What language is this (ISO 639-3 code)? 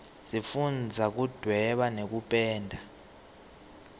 ssw